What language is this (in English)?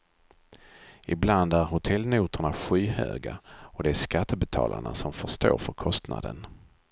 Swedish